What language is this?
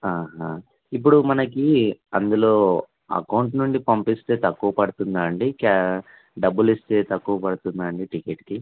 Telugu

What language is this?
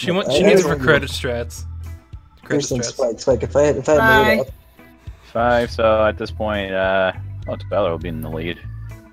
English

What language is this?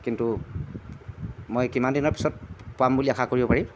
Assamese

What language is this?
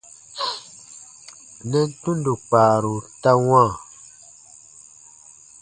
Baatonum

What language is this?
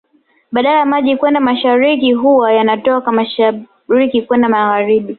Swahili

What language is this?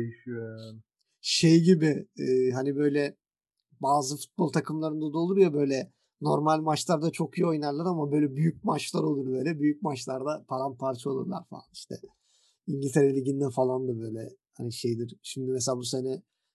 Turkish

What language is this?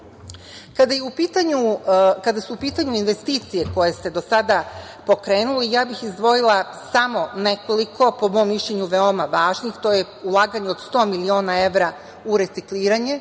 Serbian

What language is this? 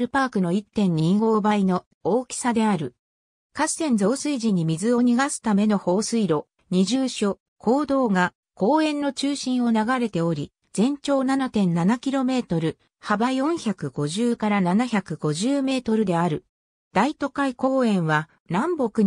Japanese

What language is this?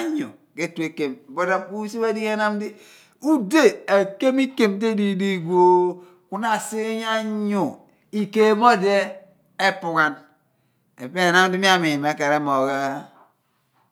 Abua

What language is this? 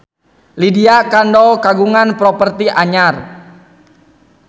Sundanese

